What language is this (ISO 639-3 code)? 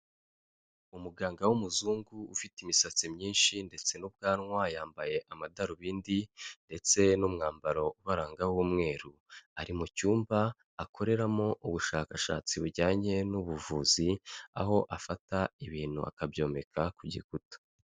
kin